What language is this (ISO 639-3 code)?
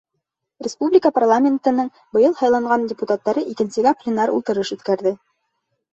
bak